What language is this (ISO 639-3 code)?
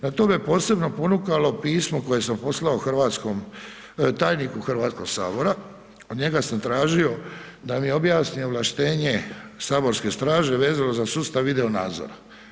hrv